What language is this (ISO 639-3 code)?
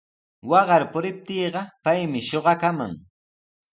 qws